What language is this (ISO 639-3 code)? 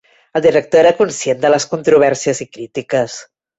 cat